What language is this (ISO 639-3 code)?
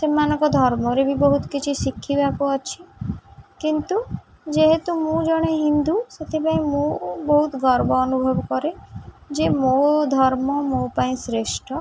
ori